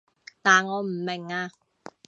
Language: Cantonese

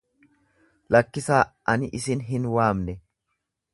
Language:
Oromo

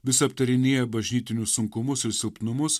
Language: Lithuanian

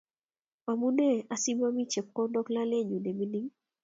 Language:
Kalenjin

